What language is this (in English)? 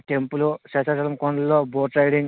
Telugu